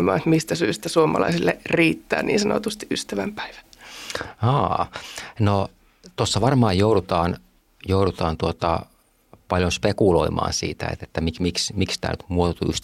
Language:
Finnish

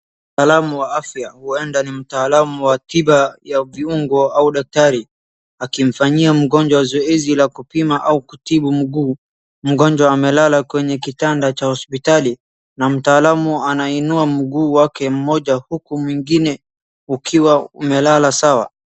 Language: Swahili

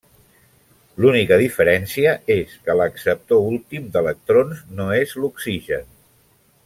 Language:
Catalan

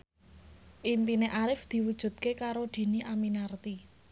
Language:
Javanese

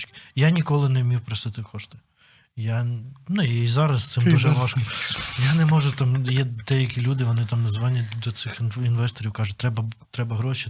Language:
Ukrainian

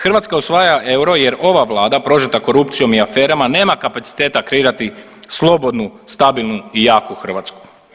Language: Croatian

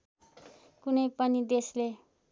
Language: Nepali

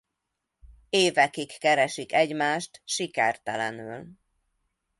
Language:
Hungarian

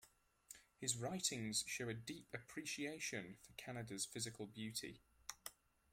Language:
English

